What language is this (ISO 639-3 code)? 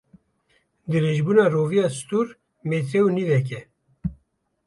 kur